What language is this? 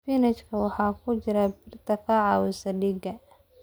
Somali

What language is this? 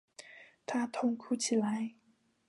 Chinese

